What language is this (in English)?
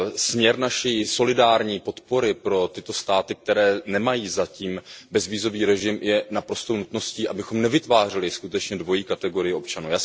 Czech